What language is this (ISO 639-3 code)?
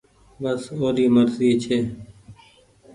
gig